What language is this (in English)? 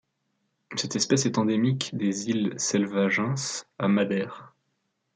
French